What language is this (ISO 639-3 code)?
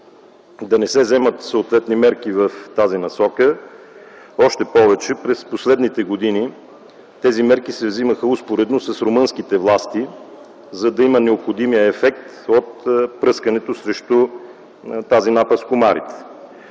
bul